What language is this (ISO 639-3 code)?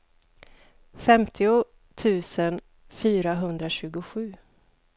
swe